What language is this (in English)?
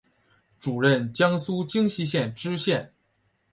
Chinese